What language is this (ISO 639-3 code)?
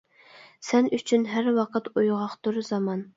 uig